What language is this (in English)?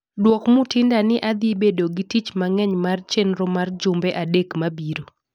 Luo (Kenya and Tanzania)